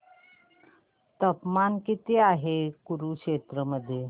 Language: Marathi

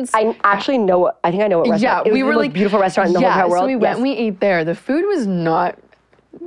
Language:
English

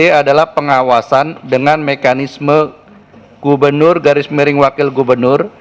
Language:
Indonesian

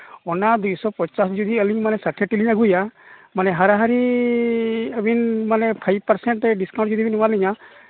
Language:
Santali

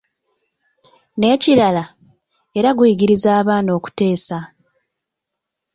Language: Ganda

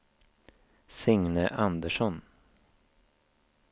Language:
Swedish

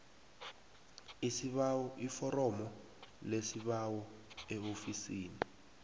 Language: South Ndebele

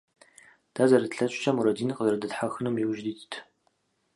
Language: Kabardian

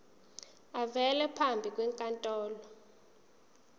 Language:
Zulu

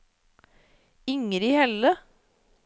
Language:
Norwegian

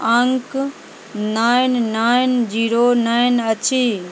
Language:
Maithili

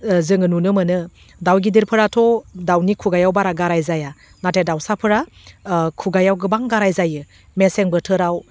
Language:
Bodo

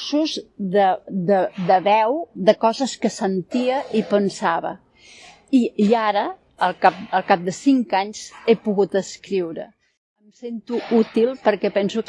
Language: Catalan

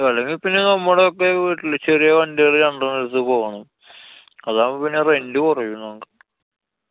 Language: Malayalam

